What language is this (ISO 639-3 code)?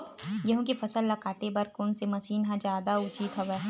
hne